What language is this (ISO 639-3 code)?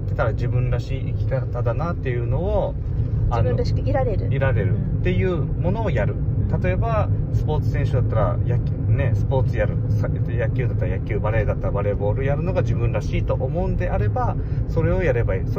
jpn